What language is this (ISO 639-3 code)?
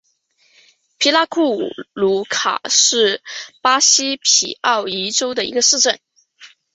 zho